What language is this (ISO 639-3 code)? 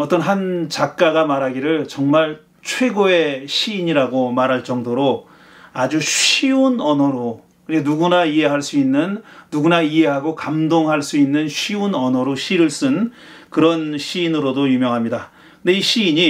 kor